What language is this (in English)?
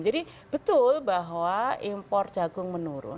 Indonesian